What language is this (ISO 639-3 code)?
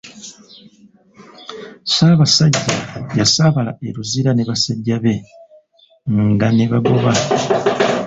lug